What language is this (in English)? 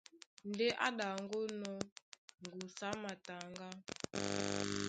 Duala